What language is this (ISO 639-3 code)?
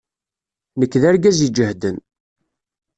kab